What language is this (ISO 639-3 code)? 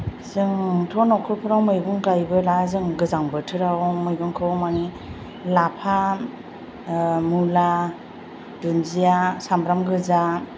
brx